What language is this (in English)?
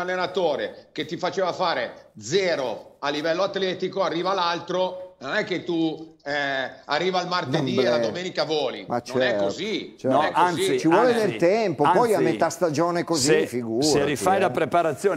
Italian